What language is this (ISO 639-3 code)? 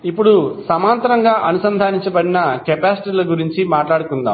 tel